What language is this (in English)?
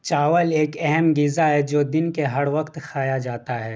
Urdu